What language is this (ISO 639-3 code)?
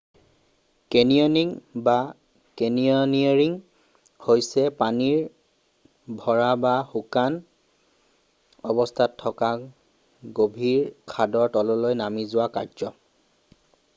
asm